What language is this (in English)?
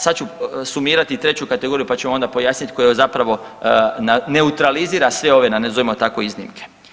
Croatian